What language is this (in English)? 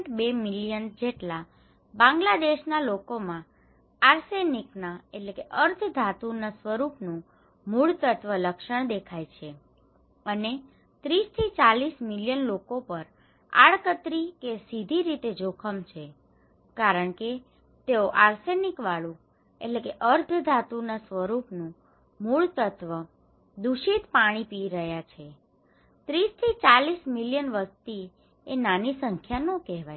Gujarati